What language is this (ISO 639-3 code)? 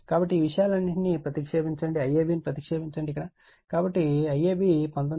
tel